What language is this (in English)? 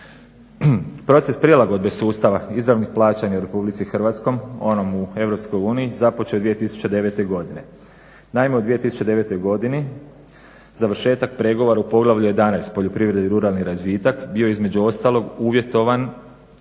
Croatian